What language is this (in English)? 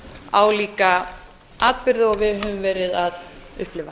Icelandic